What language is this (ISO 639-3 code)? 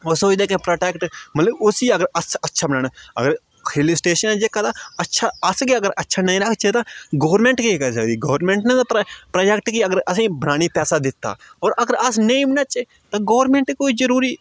doi